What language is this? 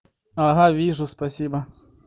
Russian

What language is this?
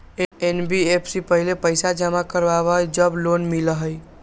Magahi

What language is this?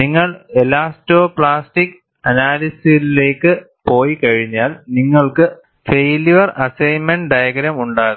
Malayalam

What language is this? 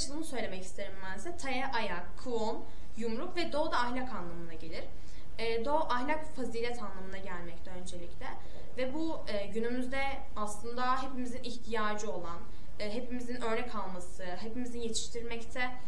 Turkish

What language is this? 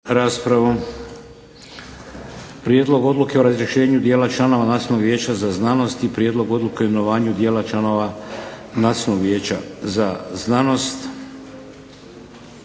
Croatian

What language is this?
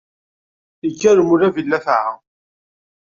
Kabyle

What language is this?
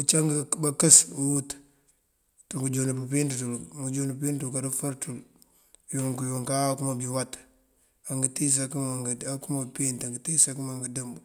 Mandjak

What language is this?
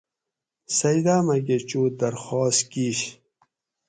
Gawri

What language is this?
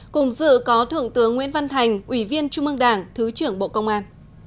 Vietnamese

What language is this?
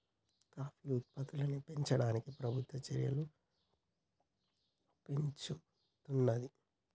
Telugu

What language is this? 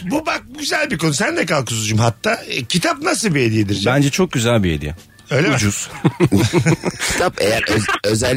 Turkish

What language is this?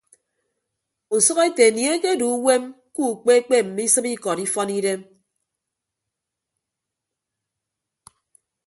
Ibibio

